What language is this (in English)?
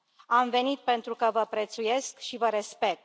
Romanian